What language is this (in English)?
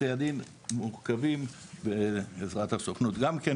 Hebrew